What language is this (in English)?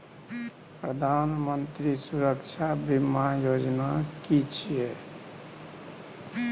Maithili